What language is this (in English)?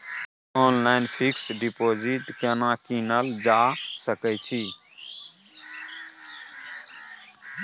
Maithili